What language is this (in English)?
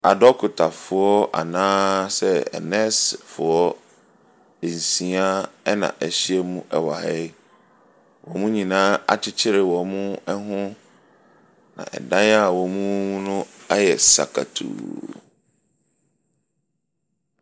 Akan